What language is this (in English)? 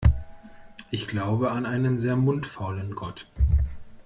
German